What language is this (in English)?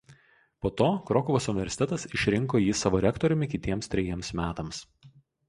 Lithuanian